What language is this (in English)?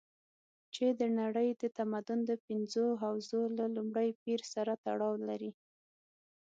Pashto